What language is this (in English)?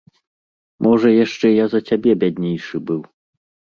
Belarusian